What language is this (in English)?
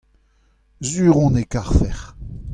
Breton